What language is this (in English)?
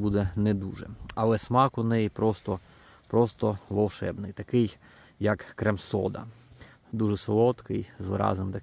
Ukrainian